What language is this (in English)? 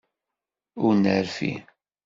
Kabyle